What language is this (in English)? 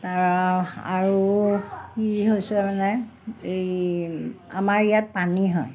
Assamese